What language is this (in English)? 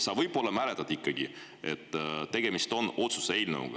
Estonian